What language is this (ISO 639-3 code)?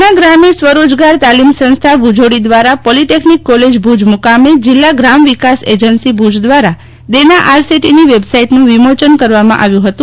guj